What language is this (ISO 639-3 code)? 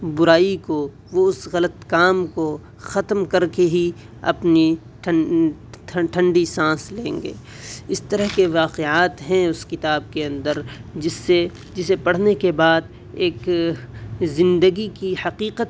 urd